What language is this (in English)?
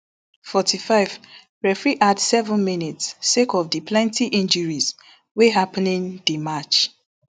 Nigerian Pidgin